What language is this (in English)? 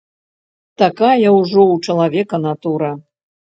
Belarusian